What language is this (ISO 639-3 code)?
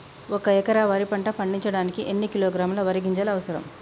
tel